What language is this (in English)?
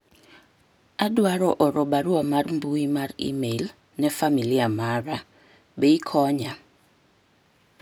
Luo (Kenya and Tanzania)